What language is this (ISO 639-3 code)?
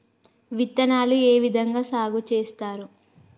tel